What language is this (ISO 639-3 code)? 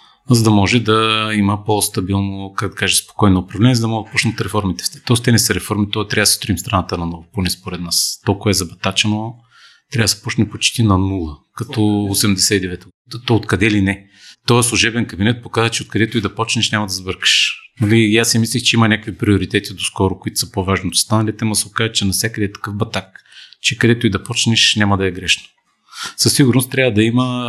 bul